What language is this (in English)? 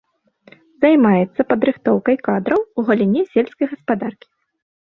Belarusian